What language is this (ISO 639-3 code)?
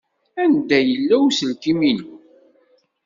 kab